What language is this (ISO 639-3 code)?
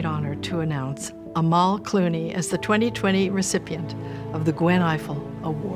eng